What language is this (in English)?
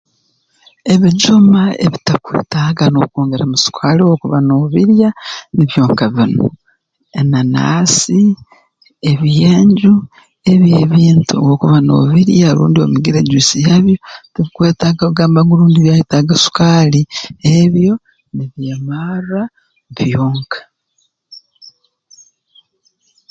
Tooro